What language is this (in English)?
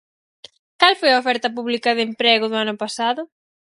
Galician